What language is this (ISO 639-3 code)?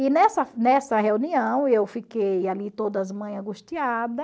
por